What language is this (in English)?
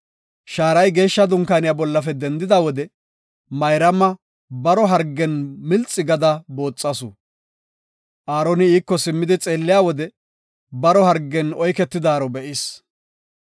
Gofa